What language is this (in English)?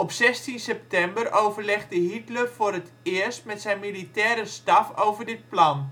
Dutch